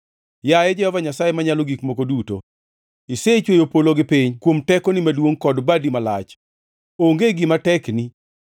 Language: Luo (Kenya and Tanzania)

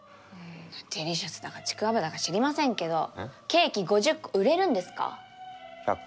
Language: Japanese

